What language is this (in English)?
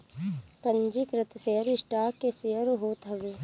Bhojpuri